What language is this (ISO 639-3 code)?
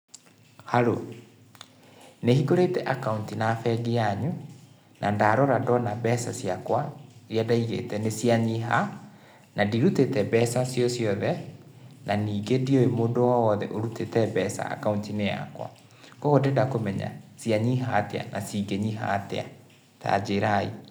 kik